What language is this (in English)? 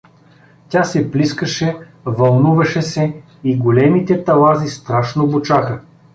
Bulgarian